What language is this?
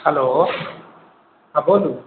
Maithili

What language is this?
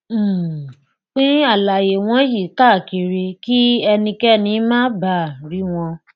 Yoruba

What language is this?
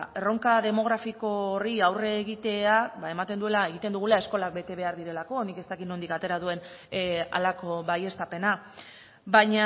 Basque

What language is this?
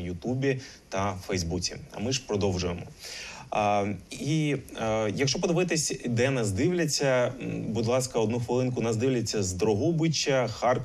Ukrainian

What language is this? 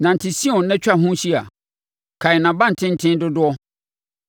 Akan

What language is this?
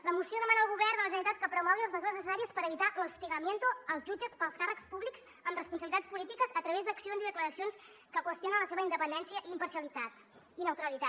Catalan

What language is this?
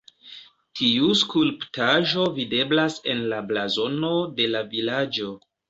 Esperanto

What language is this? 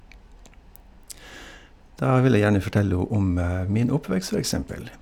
Norwegian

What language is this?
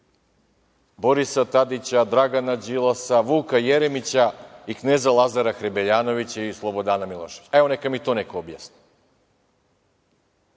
Serbian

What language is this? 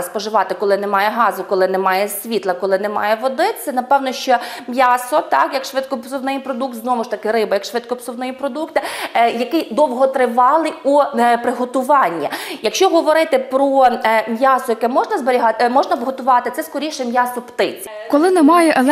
Ukrainian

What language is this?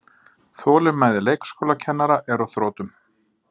Icelandic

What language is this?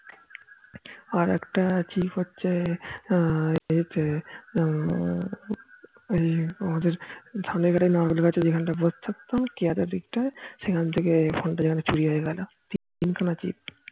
Bangla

